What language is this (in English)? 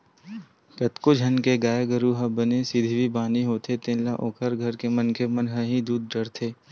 Chhattisgarhi